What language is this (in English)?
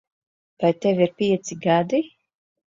Latvian